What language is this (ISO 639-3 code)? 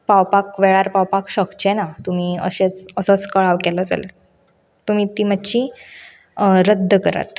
kok